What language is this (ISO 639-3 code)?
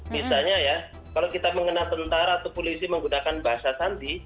ind